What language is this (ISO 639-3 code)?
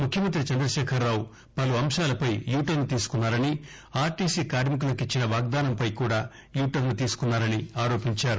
tel